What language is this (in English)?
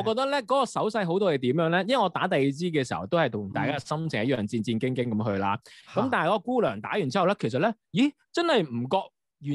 Chinese